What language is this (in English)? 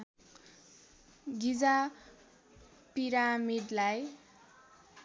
Nepali